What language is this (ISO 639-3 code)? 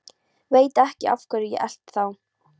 isl